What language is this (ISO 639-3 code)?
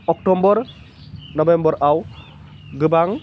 brx